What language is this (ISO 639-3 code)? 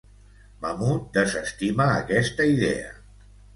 cat